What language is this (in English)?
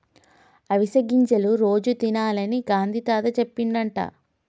Telugu